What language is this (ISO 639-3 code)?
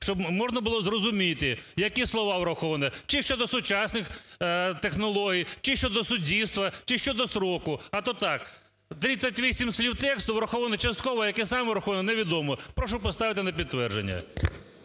ukr